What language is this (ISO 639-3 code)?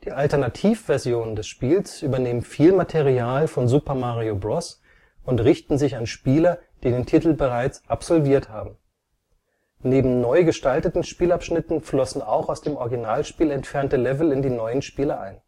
deu